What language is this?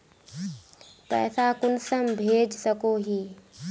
Magahi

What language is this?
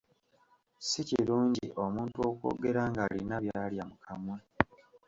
Ganda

